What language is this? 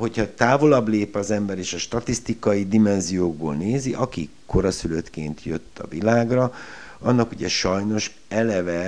Hungarian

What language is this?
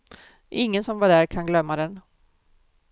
Swedish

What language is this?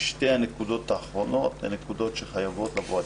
Hebrew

